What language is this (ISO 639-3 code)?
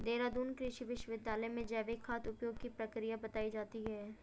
hin